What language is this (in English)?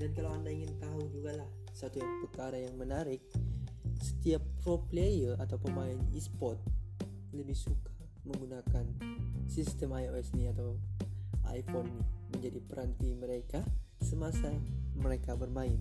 Malay